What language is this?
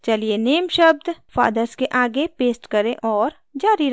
Hindi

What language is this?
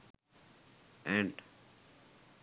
Sinhala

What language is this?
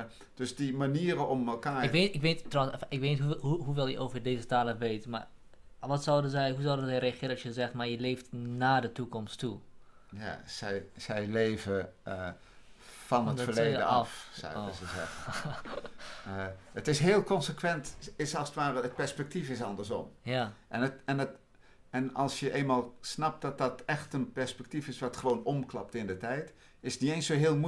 Dutch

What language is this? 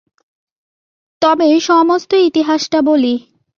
Bangla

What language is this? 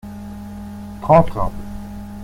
French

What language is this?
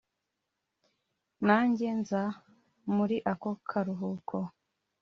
Kinyarwanda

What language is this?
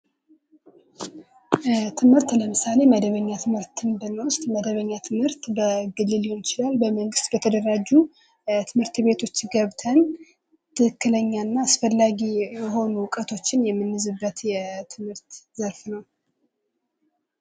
Amharic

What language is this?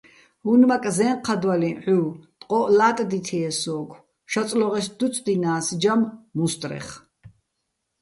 Bats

